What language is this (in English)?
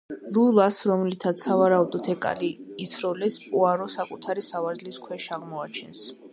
Georgian